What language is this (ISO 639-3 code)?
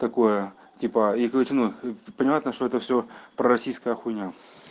rus